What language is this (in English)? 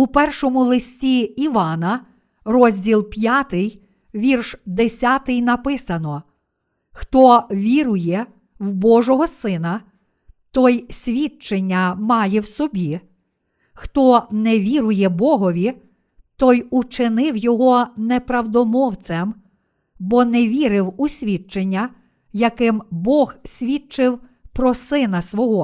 Ukrainian